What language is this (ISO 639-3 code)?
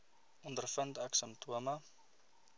afr